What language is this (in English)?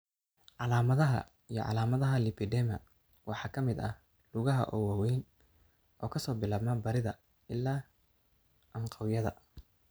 Somali